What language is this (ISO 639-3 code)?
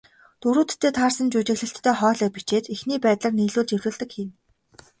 mon